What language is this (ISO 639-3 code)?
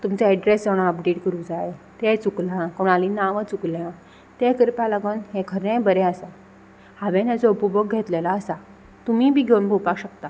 kok